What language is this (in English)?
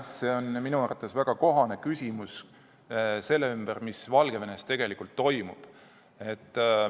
Estonian